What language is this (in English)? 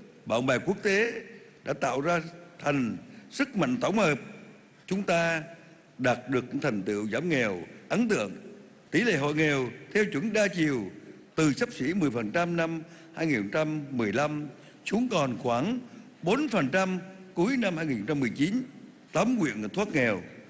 Vietnamese